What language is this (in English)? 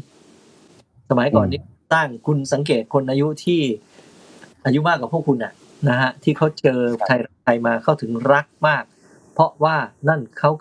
Thai